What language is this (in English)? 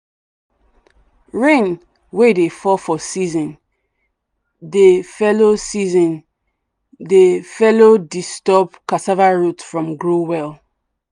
Nigerian Pidgin